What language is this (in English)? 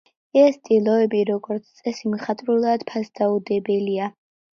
Georgian